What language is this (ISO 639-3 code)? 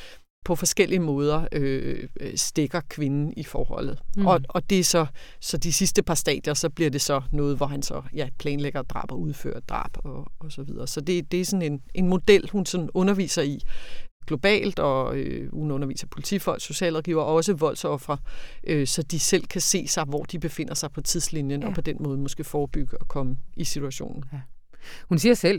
dan